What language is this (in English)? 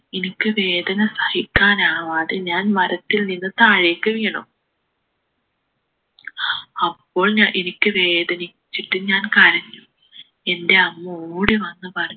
Malayalam